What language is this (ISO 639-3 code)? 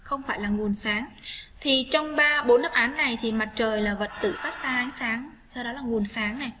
vie